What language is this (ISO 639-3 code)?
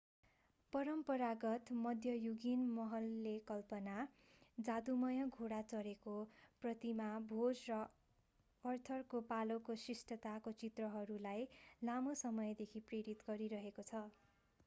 nep